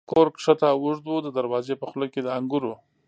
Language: Pashto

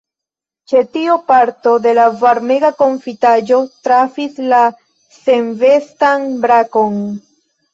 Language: Esperanto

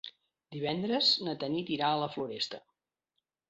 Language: Catalan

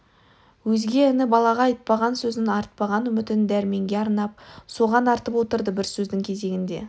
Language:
Kazakh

